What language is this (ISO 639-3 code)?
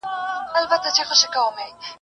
pus